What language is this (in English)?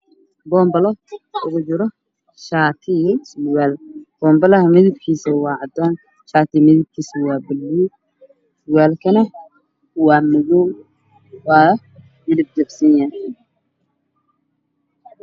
Somali